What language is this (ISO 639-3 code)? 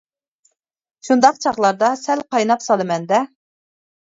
uig